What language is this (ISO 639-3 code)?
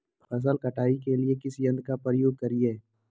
mag